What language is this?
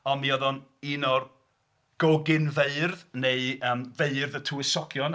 Welsh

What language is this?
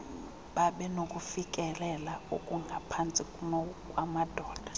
Xhosa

